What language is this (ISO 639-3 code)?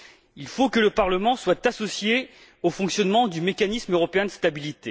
fra